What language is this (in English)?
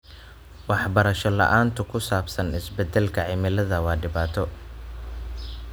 Somali